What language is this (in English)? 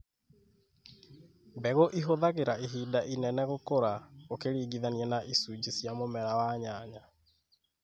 Kikuyu